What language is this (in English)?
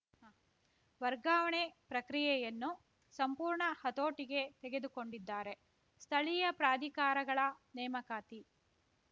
Kannada